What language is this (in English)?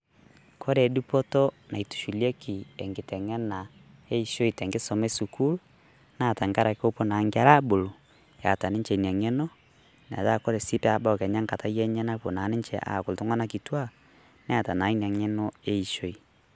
Masai